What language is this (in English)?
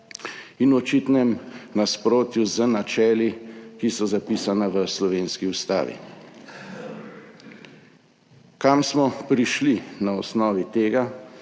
Slovenian